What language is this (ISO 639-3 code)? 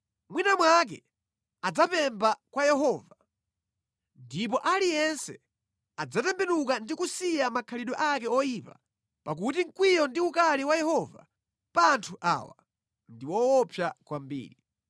nya